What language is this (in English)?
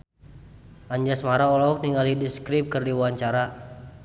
Sundanese